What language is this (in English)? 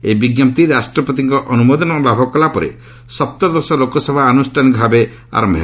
Odia